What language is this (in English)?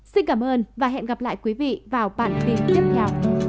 Vietnamese